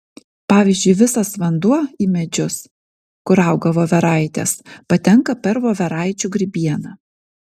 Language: Lithuanian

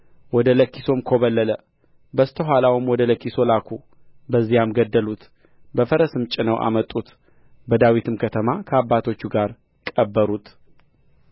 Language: Amharic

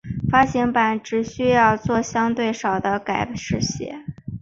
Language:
Chinese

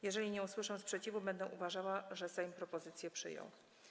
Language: Polish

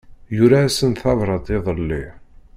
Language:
Kabyle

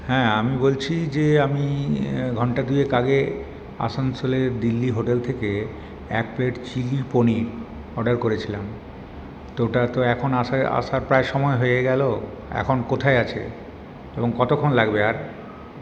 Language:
Bangla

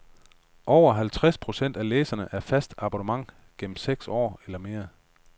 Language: Danish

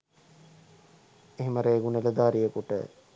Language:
Sinhala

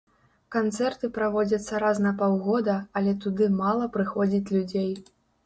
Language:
Belarusian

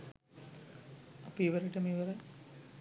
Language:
Sinhala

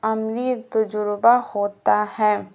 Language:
Urdu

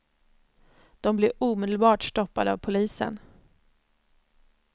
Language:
Swedish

